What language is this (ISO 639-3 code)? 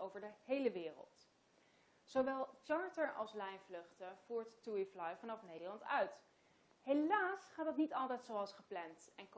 nld